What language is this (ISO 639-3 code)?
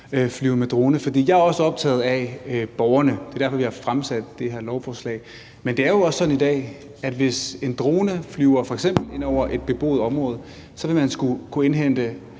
dan